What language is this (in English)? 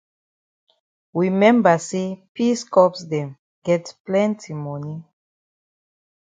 Cameroon Pidgin